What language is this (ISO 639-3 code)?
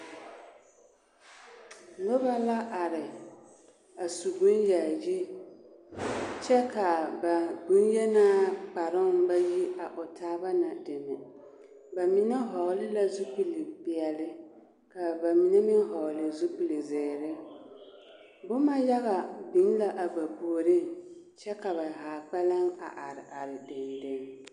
dga